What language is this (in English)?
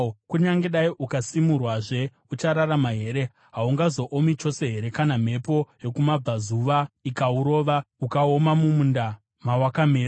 Shona